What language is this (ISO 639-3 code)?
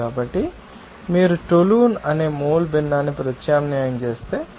tel